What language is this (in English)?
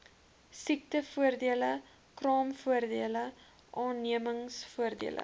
Afrikaans